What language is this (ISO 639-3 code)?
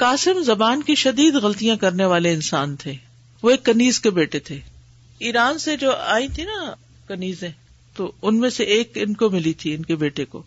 urd